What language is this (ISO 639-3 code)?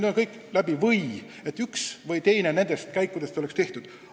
est